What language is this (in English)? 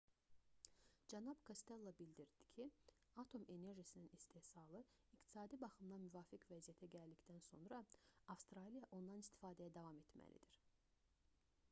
Azerbaijani